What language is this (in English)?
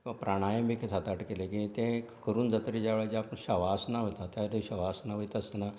Konkani